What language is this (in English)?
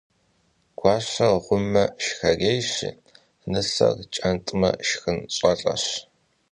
Kabardian